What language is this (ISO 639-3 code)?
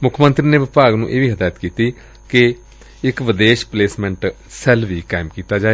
pan